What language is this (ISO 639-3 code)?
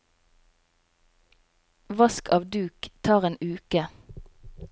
nor